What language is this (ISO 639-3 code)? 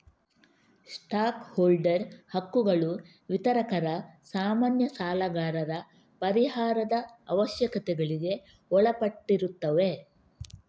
kan